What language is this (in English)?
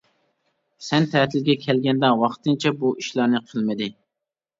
Uyghur